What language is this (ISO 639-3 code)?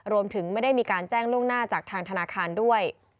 tha